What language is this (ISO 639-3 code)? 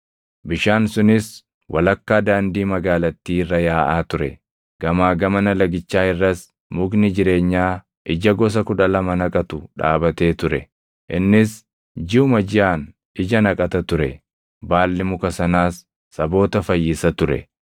orm